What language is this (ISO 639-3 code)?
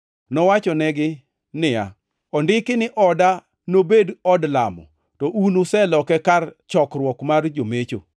luo